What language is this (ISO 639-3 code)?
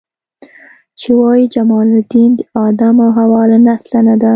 pus